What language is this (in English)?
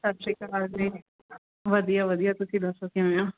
Punjabi